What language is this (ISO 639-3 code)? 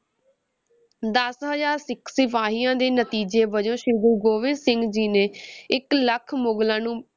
pan